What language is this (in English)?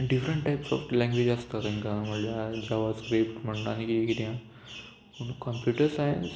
Konkani